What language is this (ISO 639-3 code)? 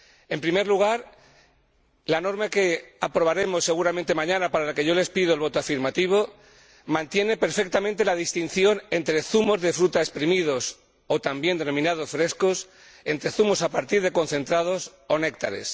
spa